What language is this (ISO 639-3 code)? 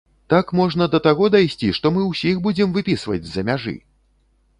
bel